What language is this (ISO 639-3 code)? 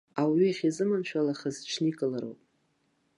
abk